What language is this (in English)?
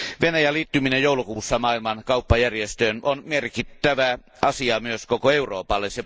Finnish